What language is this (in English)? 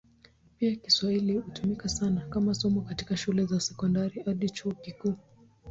Swahili